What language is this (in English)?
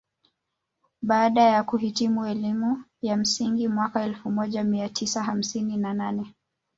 Swahili